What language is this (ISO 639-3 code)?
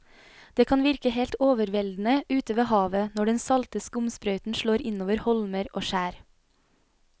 nor